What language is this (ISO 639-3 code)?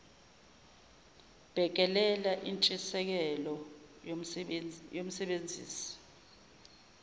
zul